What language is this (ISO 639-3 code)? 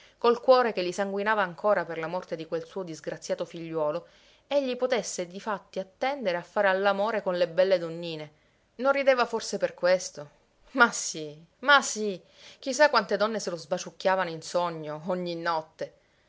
ita